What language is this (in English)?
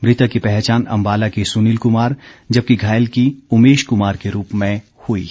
Hindi